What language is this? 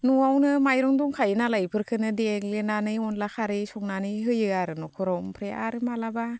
Bodo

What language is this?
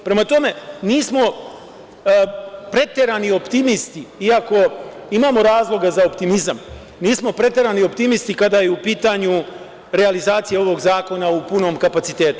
Serbian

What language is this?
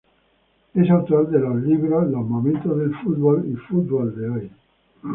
Spanish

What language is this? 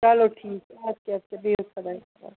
Kashmiri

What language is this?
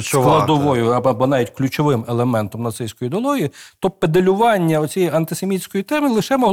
Ukrainian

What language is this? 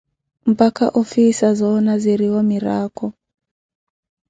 Koti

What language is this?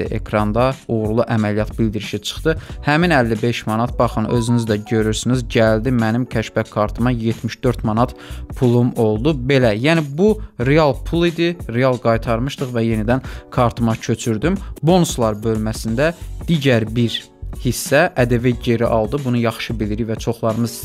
Turkish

